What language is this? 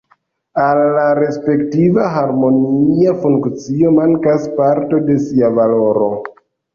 Esperanto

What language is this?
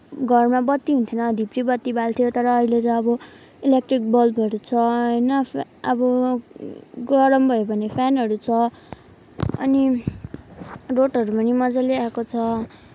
Nepali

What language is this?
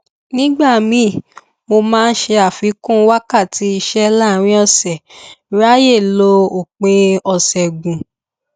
Yoruba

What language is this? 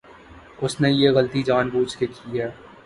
Urdu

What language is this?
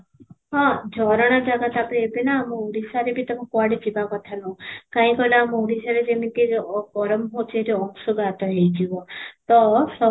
Odia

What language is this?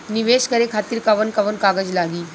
Bhojpuri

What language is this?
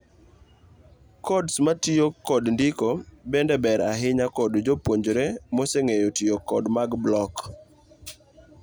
Luo (Kenya and Tanzania)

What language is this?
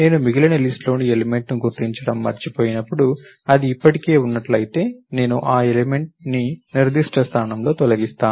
Telugu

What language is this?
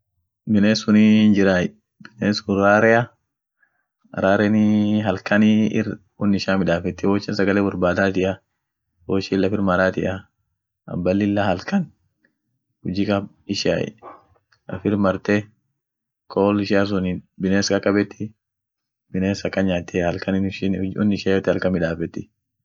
Orma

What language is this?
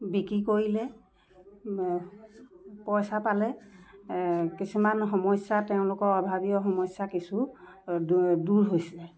Assamese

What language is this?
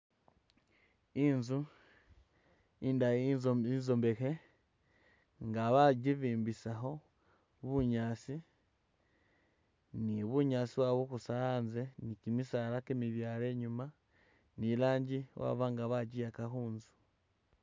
Masaaba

